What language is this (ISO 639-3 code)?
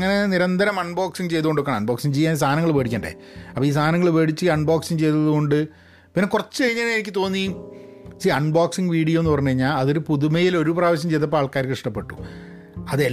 mal